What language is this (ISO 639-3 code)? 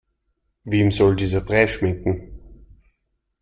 deu